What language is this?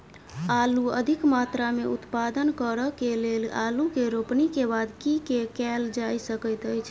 Maithili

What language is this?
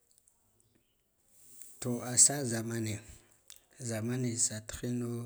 Guduf-Gava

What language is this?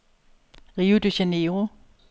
Danish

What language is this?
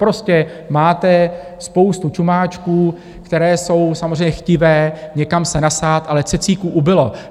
Czech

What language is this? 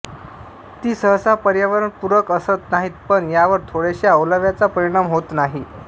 Marathi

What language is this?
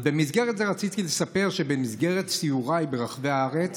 Hebrew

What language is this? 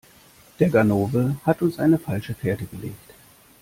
German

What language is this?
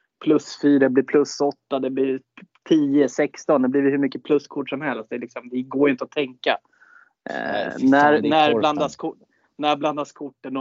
Swedish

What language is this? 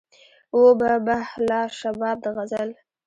Pashto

